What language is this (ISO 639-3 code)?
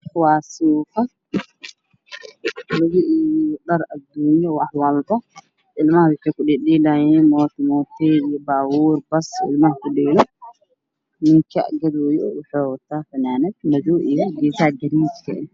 som